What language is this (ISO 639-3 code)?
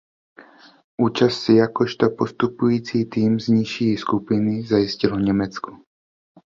ces